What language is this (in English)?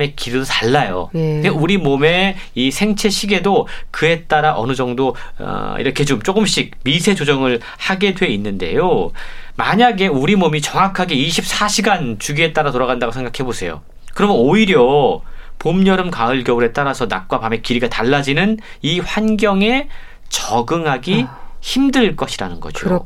Korean